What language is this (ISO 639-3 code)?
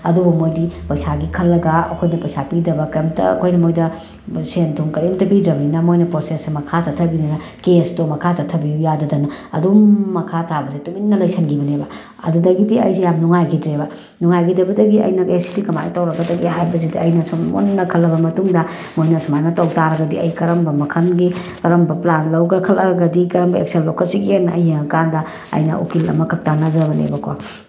mni